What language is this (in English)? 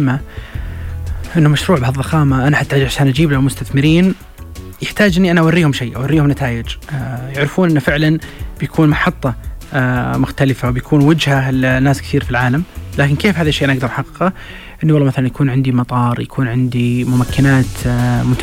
Arabic